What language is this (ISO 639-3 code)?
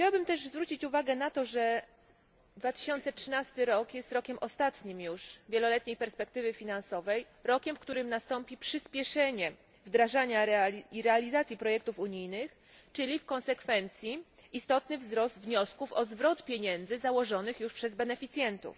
pol